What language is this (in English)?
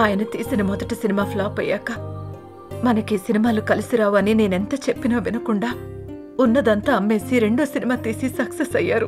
Telugu